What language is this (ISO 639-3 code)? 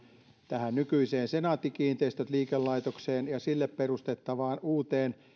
fin